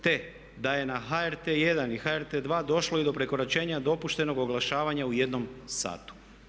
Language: Croatian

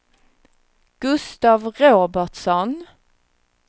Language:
Swedish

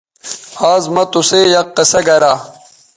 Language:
Bateri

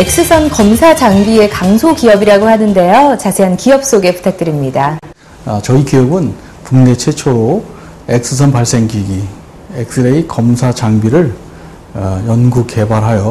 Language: Korean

